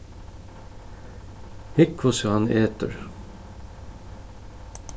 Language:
Faroese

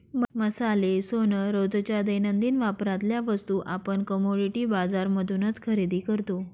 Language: Marathi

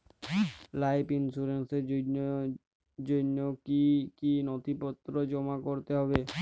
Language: Bangla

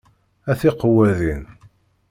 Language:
Kabyle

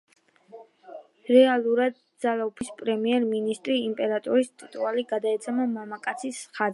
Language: Georgian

